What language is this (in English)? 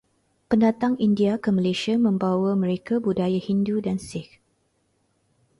Malay